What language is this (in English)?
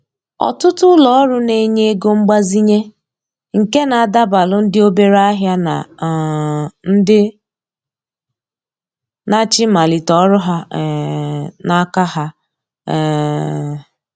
Igbo